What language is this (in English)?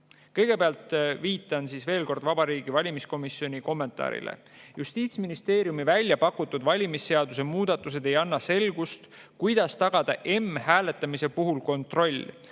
Estonian